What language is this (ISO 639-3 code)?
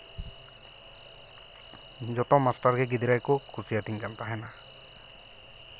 sat